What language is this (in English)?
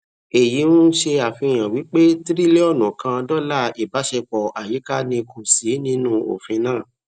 Yoruba